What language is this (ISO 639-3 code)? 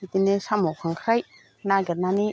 brx